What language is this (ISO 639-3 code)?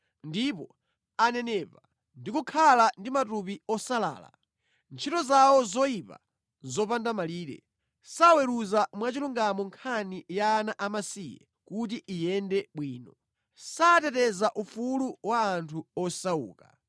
nya